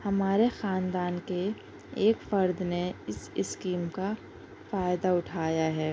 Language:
Urdu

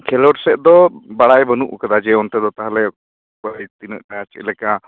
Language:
Santali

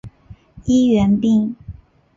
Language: Chinese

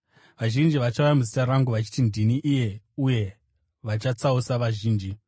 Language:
Shona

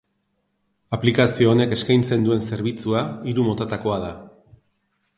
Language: Basque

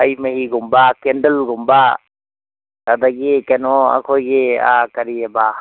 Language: Manipuri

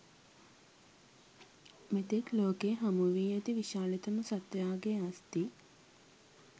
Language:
Sinhala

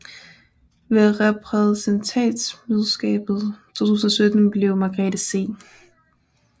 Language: Danish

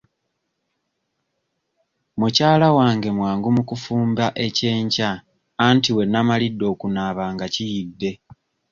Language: Ganda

